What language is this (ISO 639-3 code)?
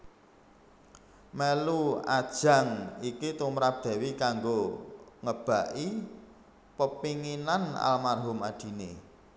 jav